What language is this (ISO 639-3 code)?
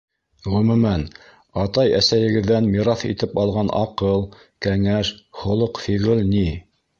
bak